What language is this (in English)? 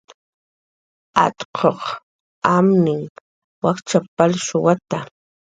Jaqaru